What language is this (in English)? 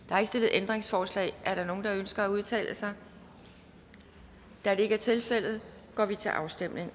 Danish